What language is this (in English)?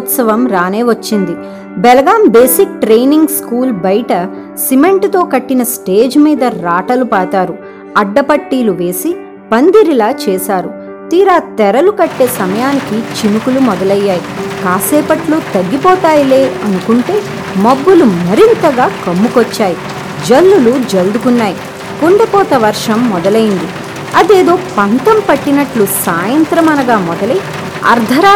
Telugu